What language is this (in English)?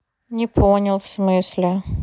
Russian